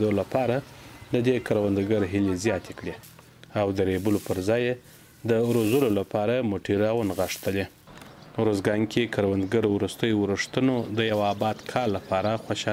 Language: Romanian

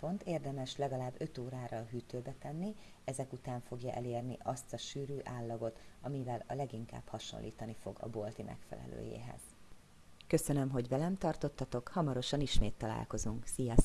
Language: Hungarian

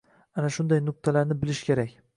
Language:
Uzbek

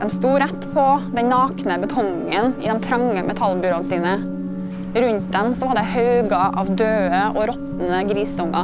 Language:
Norwegian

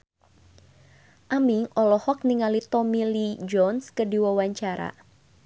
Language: Sundanese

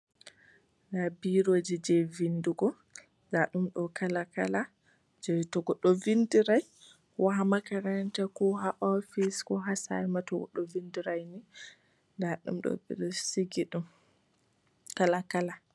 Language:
Fula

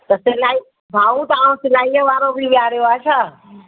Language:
Sindhi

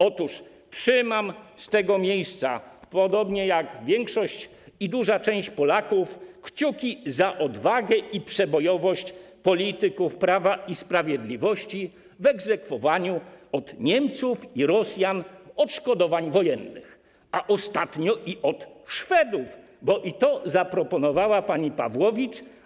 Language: Polish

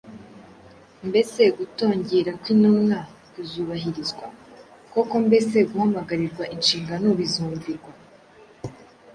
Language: Kinyarwanda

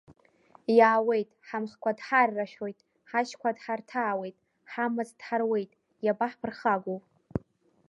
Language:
Abkhazian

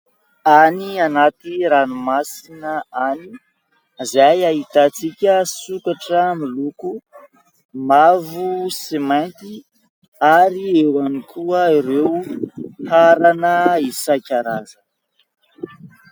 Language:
Malagasy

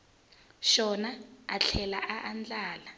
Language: Tsonga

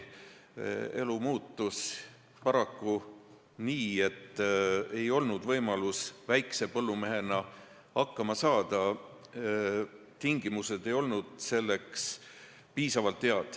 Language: Estonian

